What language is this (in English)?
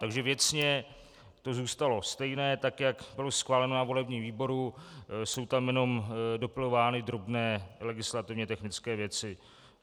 Czech